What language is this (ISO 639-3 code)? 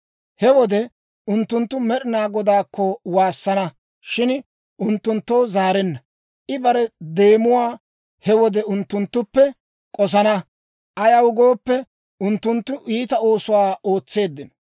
dwr